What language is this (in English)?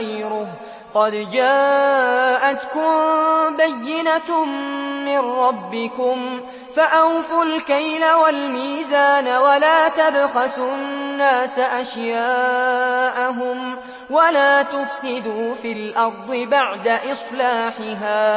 Arabic